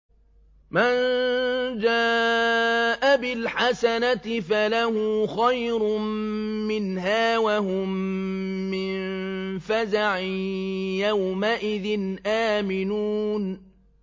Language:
Arabic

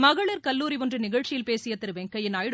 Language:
Tamil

